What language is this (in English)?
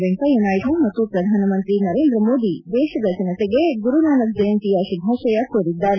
Kannada